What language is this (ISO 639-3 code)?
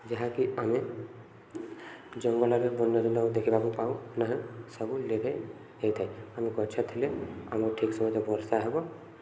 ori